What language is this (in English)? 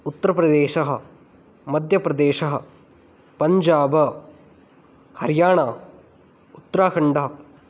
Sanskrit